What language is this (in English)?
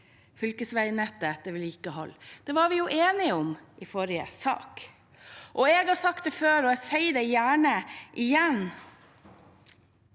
Norwegian